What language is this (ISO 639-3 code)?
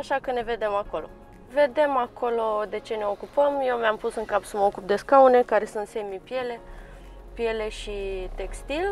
ron